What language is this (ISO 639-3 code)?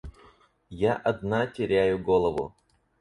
rus